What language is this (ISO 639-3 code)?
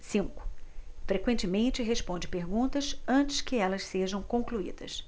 por